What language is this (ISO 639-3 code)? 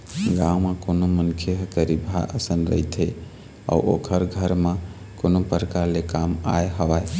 hne